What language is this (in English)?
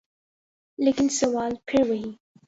Urdu